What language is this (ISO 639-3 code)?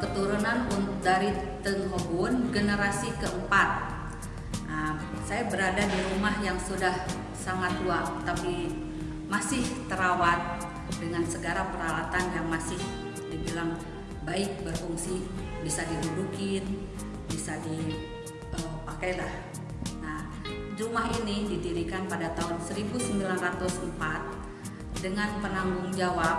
ind